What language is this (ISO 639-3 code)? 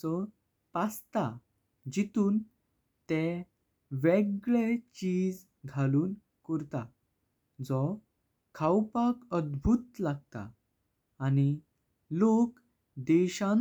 kok